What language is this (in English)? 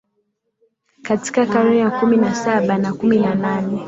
Swahili